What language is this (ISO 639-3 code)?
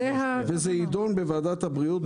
heb